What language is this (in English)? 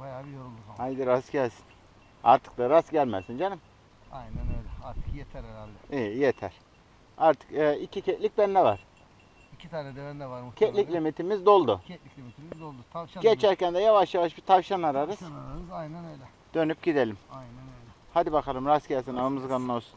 Turkish